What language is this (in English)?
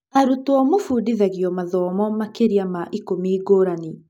Kikuyu